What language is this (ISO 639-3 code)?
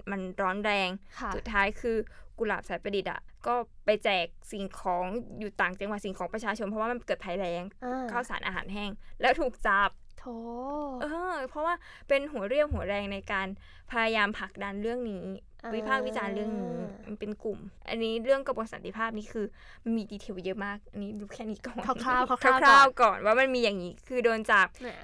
tha